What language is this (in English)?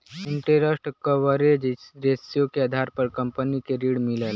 Bhojpuri